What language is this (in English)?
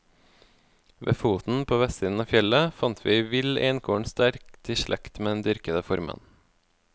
Norwegian